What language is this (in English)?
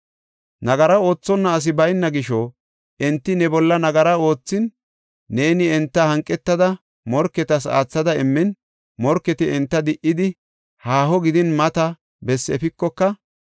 Gofa